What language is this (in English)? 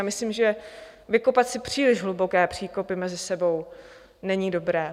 Czech